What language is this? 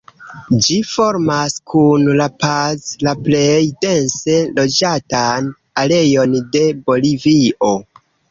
Esperanto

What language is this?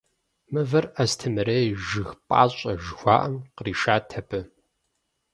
Kabardian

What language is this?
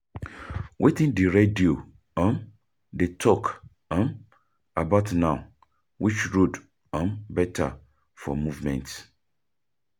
Nigerian Pidgin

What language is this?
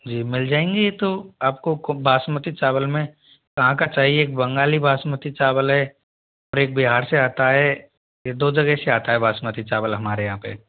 Hindi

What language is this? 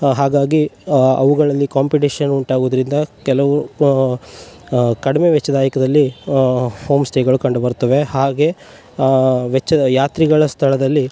Kannada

